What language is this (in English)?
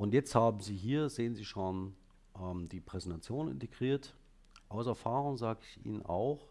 German